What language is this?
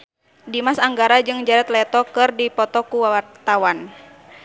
Sundanese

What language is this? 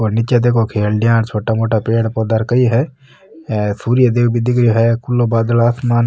Marwari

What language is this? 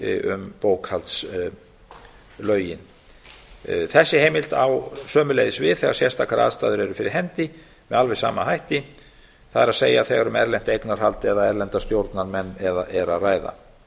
Icelandic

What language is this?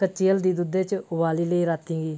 Dogri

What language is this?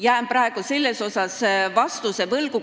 Estonian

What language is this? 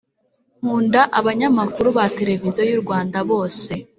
Kinyarwanda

